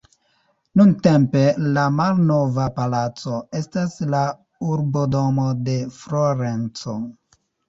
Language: Esperanto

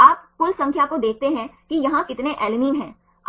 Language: Hindi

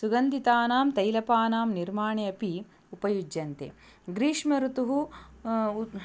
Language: Sanskrit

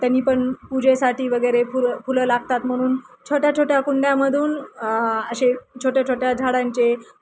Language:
Marathi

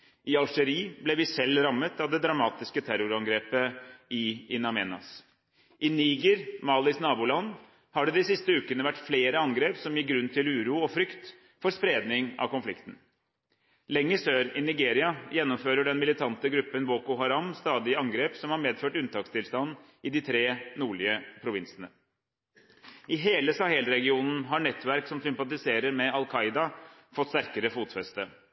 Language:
Norwegian Bokmål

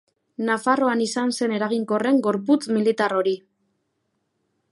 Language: Basque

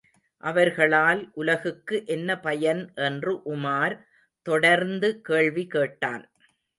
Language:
Tamil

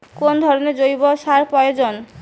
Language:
Bangla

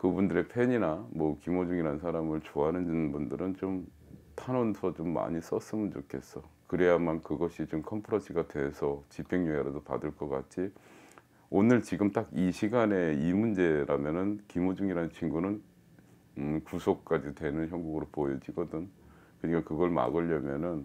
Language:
Korean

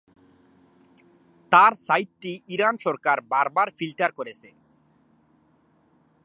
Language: Bangla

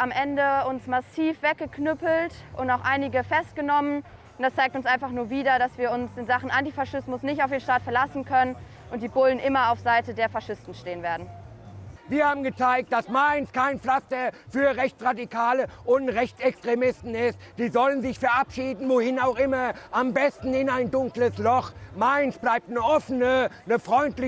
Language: German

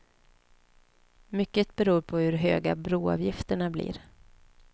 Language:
Swedish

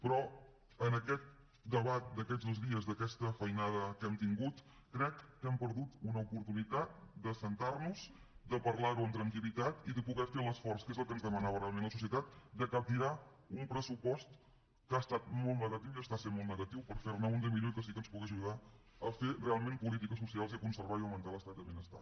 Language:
Catalan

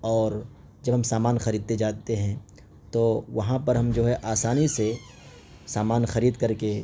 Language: Urdu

